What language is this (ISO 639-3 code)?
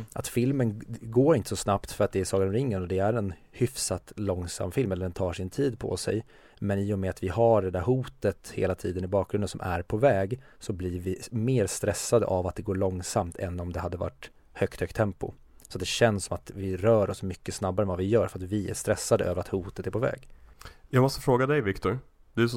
swe